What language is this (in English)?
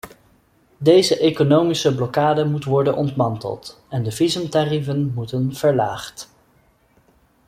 Dutch